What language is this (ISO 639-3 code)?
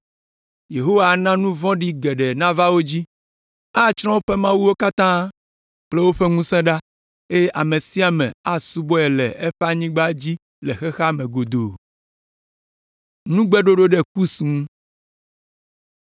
ewe